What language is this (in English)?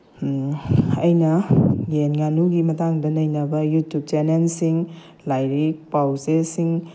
Manipuri